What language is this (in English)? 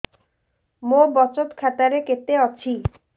Odia